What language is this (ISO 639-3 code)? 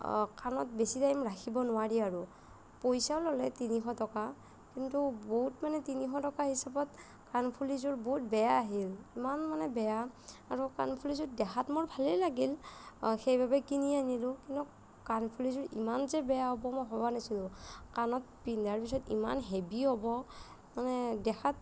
asm